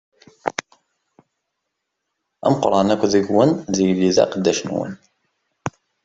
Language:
Kabyle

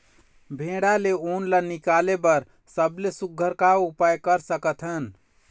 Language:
Chhattisgarhi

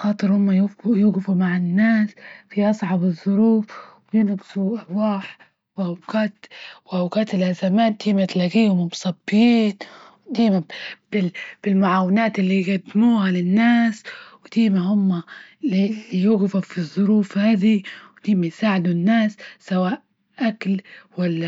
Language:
Libyan Arabic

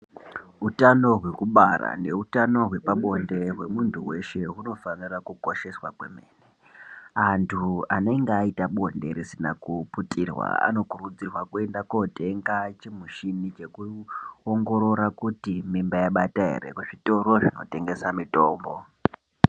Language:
Ndau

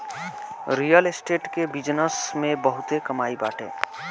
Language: Bhojpuri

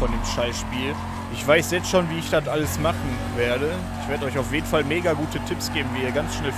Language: German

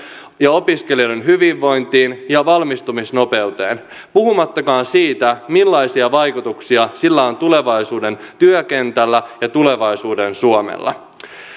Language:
Finnish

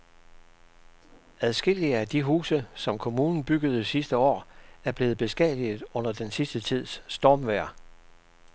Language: Danish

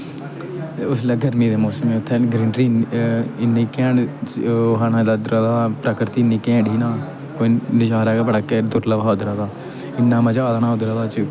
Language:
Dogri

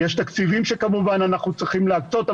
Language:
Hebrew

